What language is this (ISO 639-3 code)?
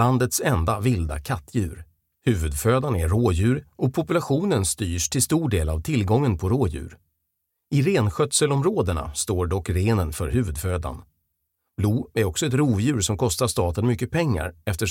swe